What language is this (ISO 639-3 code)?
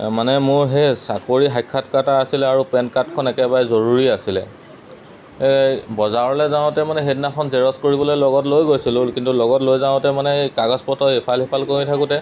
asm